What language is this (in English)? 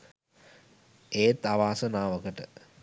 Sinhala